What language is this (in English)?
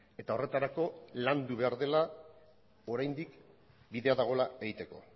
Basque